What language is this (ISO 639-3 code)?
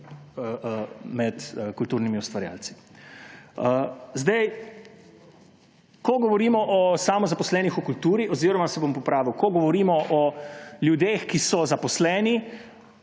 slv